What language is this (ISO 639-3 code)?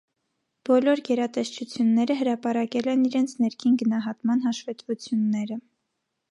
hye